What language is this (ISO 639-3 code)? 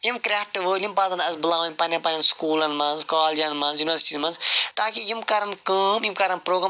kas